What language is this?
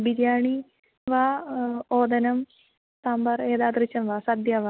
Sanskrit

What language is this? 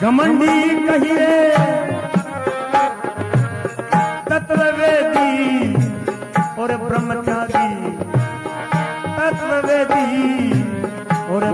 Hindi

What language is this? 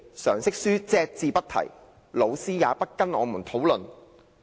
Cantonese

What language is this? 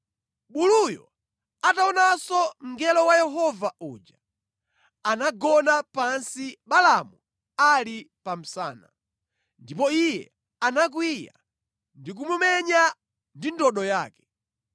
Nyanja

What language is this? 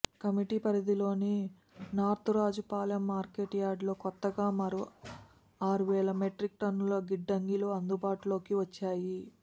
Telugu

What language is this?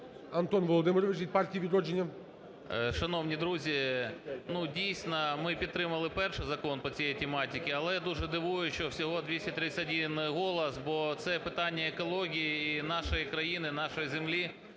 Ukrainian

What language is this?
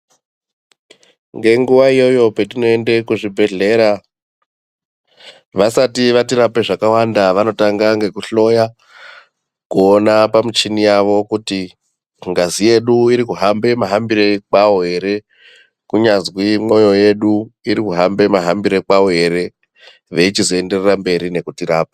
Ndau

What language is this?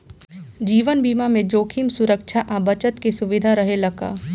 Bhojpuri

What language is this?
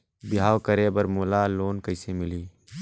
Chhattisgarhi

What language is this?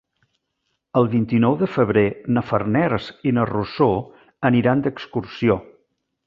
Catalan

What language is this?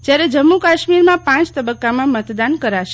Gujarati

